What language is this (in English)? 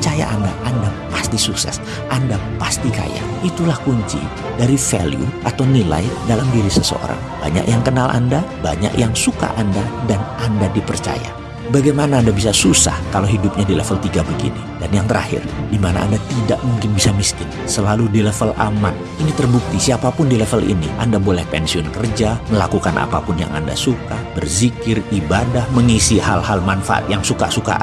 Indonesian